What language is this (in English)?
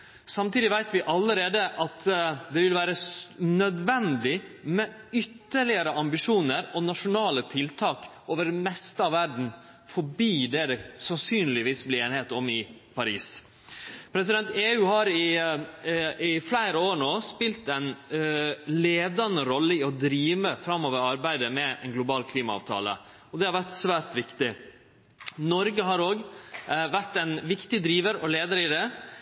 Norwegian Nynorsk